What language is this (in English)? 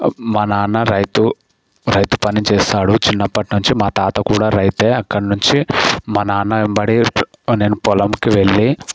Telugu